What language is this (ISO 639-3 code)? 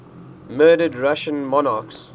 eng